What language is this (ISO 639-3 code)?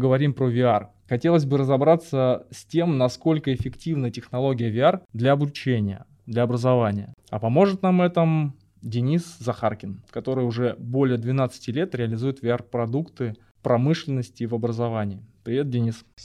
rus